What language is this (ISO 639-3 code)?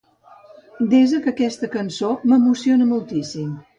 cat